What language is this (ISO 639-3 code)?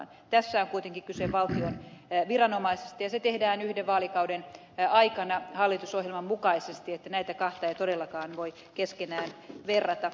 fin